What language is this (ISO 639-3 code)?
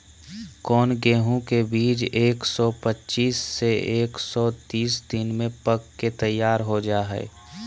mag